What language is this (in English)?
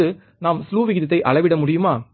Tamil